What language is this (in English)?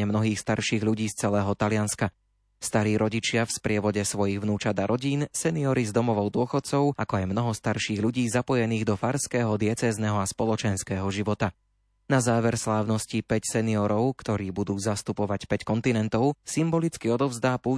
Slovak